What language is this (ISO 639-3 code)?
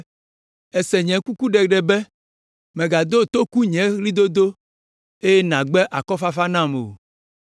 ewe